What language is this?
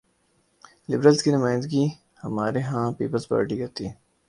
Urdu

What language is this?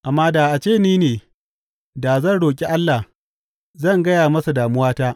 Hausa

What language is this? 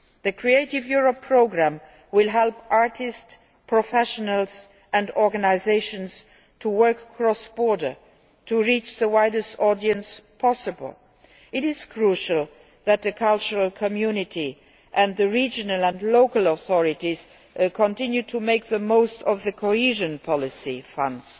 English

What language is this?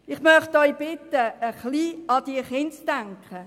Swiss German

